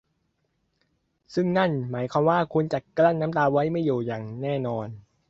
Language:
Thai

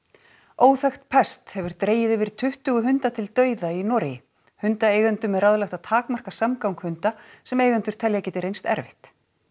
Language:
Icelandic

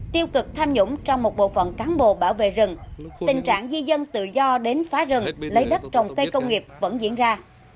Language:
Vietnamese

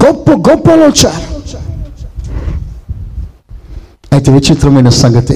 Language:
Telugu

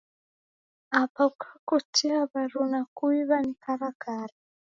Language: Taita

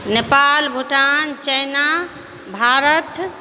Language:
Maithili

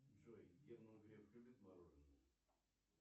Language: Russian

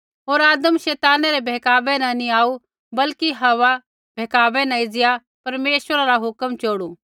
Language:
Kullu Pahari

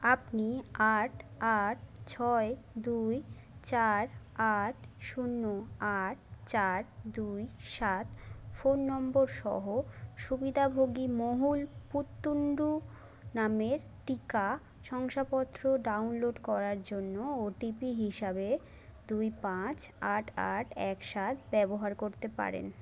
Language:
Bangla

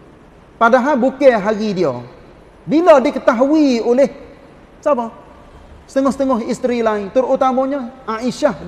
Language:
Malay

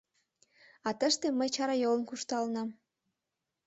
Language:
Mari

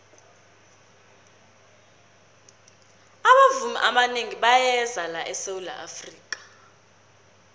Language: South Ndebele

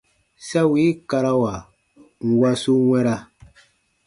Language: Baatonum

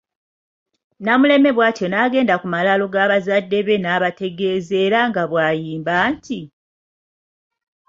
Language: Ganda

